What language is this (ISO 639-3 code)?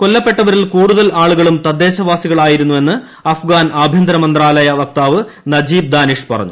mal